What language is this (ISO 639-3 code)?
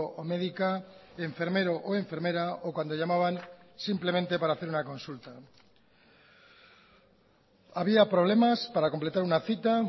spa